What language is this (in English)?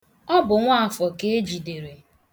Igbo